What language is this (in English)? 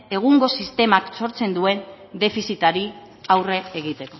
Basque